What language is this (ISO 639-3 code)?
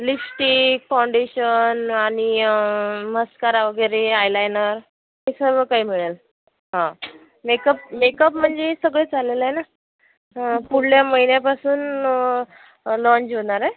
mar